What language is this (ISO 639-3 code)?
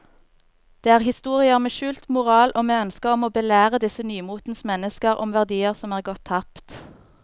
nor